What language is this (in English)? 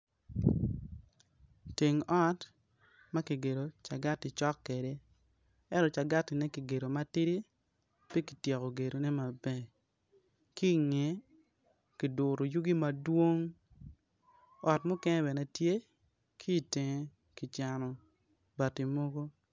Acoli